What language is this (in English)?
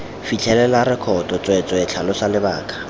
Tswana